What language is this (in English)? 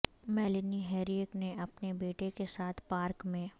Urdu